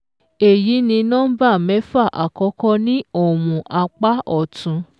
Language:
Yoruba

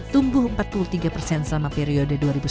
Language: Indonesian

